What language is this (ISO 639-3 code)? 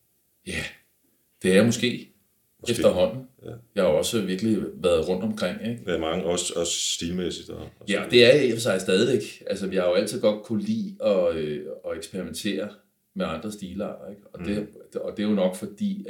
dan